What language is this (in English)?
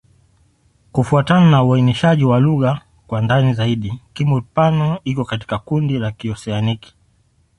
Swahili